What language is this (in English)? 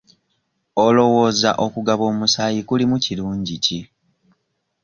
Ganda